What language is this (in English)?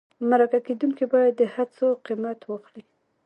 Pashto